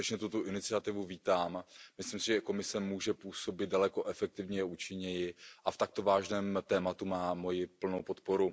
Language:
Czech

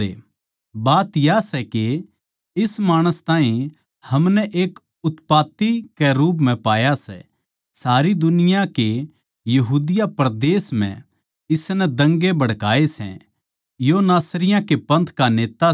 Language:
Haryanvi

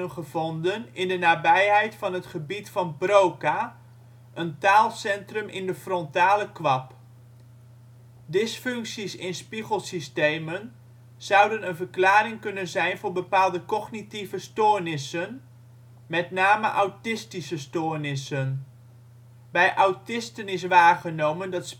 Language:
Dutch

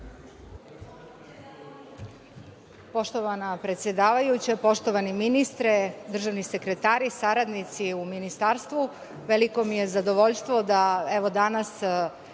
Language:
Serbian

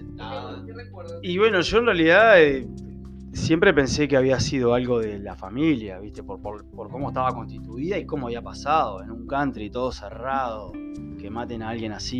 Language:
Spanish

